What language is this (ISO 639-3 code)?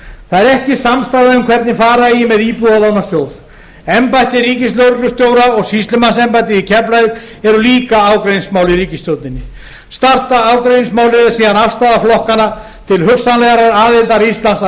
isl